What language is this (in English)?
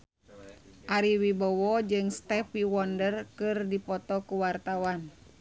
Sundanese